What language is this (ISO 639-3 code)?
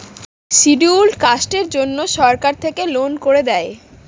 ben